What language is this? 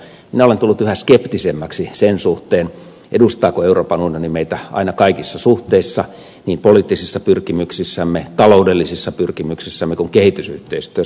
Finnish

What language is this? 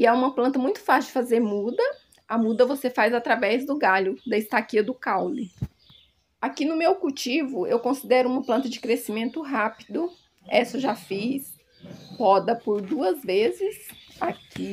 Portuguese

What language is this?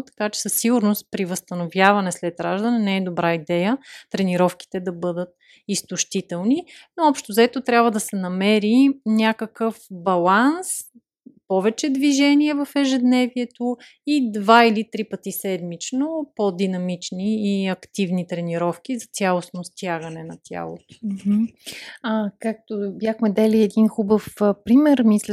Bulgarian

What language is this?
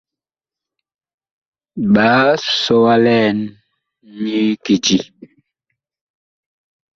Bakoko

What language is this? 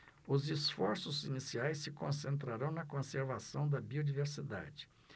Portuguese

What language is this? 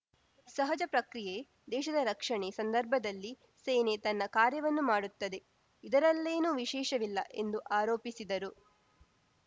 Kannada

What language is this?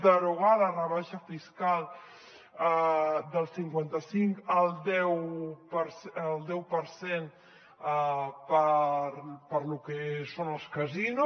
Catalan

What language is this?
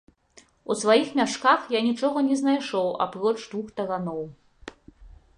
Belarusian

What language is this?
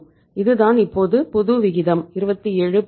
Tamil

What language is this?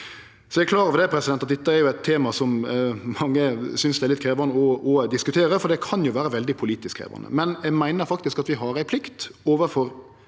Norwegian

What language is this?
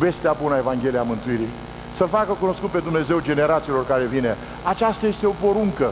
Romanian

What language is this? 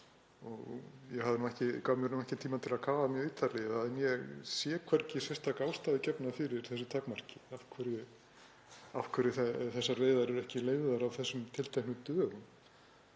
Icelandic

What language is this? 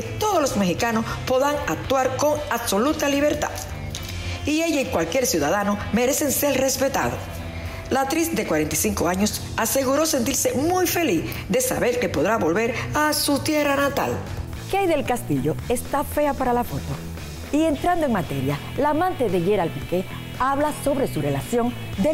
Spanish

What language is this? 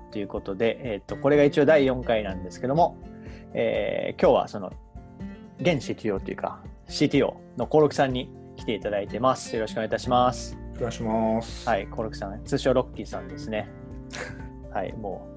Japanese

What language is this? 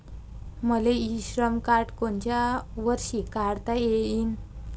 Marathi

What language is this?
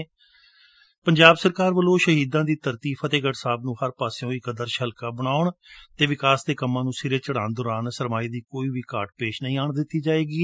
Punjabi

